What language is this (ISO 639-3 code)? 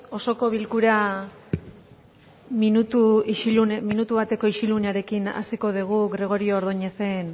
eus